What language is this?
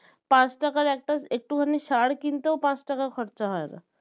Bangla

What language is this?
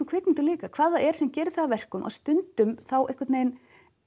Icelandic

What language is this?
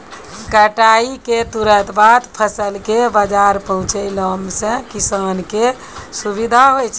Maithili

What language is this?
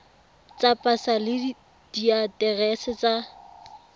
Tswana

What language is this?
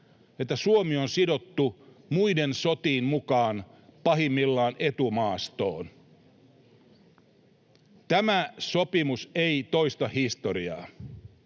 Finnish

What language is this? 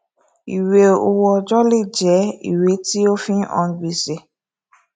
Yoruba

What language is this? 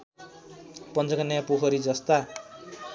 Nepali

